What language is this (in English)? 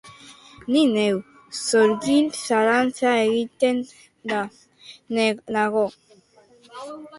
Basque